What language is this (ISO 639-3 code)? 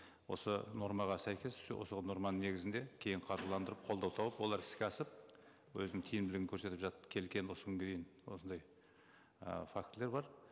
kaz